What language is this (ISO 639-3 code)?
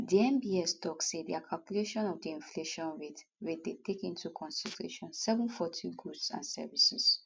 pcm